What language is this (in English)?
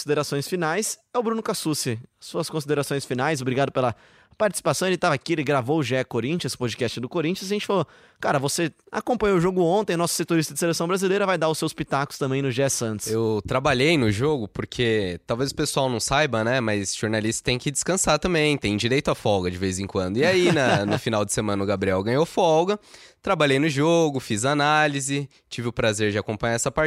Portuguese